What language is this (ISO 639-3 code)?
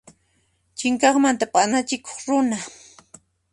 qxp